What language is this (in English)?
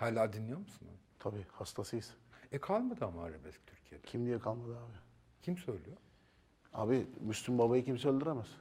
Turkish